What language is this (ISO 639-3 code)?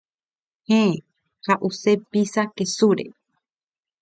grn